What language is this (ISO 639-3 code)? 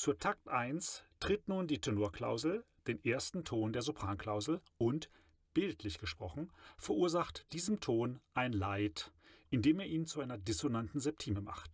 deu